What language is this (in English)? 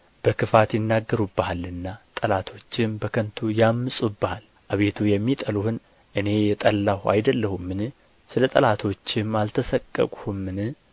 Amharic